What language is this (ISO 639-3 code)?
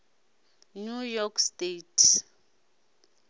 ven